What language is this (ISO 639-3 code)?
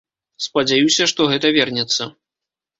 bel